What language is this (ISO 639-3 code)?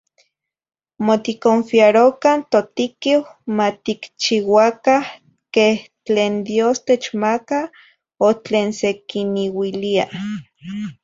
nhi